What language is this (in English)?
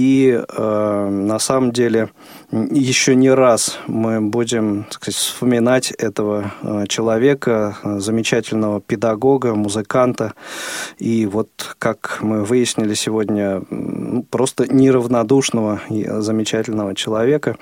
Russian